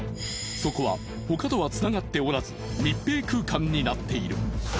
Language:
Japanese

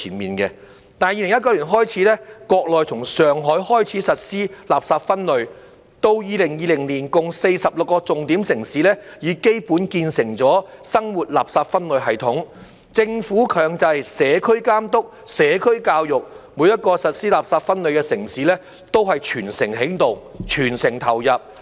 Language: Cantonese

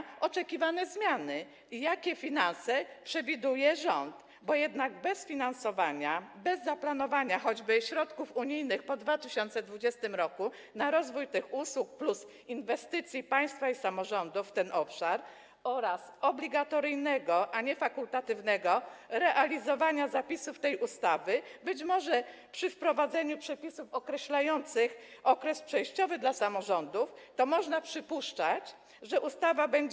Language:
Polish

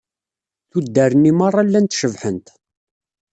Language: Kabyle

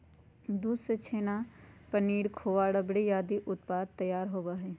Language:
Magahi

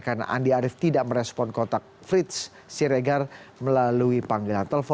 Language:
Indonesian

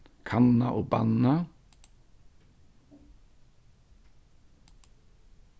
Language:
Faroese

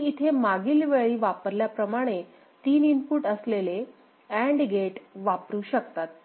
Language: Marathi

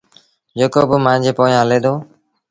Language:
Sindhi Bhil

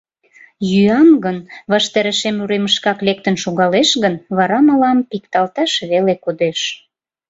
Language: Mari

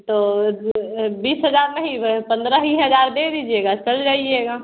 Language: Hindi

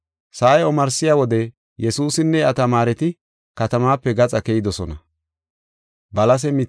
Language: Gofa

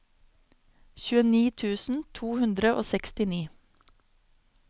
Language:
Norwegian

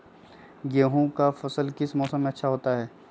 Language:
Magahi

